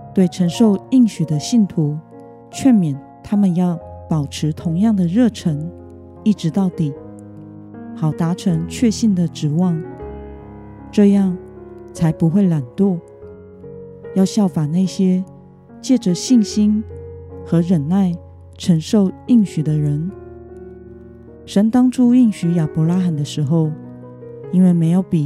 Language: Chinese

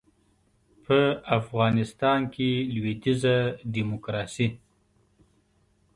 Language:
Pashto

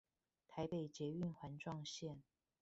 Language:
Chinese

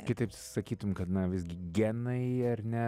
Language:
Lithuanian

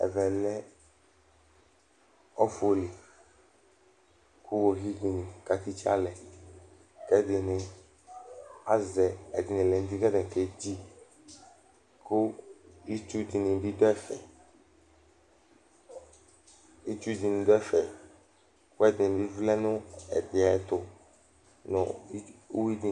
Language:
Ikposo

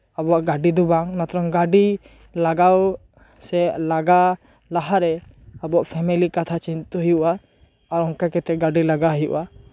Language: Santali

